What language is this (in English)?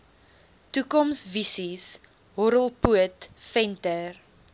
Afrikaans